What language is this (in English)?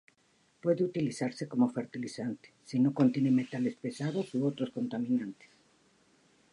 Spanish